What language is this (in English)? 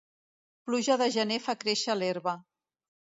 Catalan